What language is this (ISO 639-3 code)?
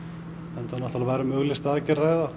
isl